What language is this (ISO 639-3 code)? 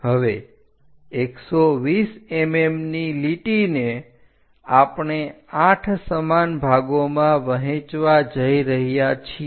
guj